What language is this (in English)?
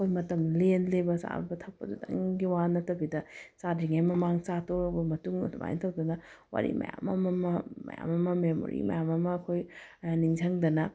Manipuri